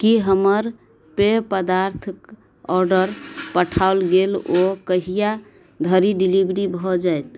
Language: Maithili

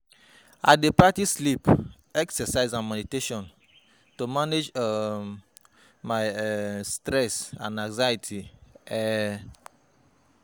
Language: Nigerian Pidgin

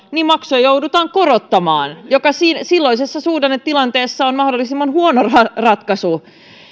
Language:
Finnish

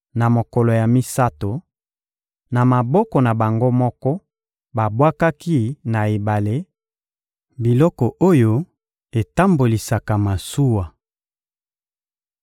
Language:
Lingala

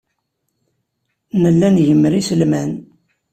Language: Kabyle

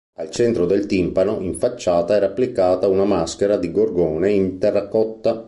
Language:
Italian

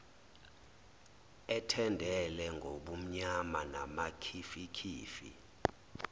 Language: Zulu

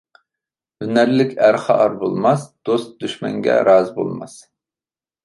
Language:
Uyghur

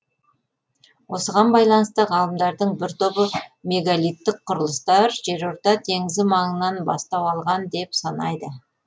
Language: Kazakh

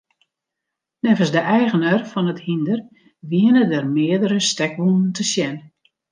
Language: Western Frisian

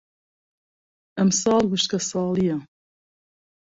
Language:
Central Kurdish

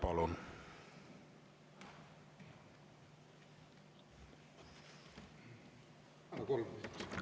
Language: Estonian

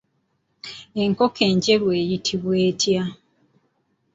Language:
Ganda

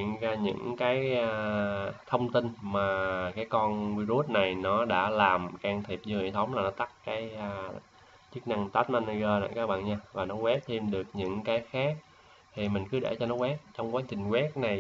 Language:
Vietnamese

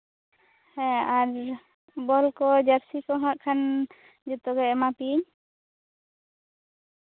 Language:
Santali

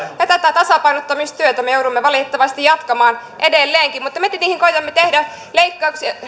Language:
Finnish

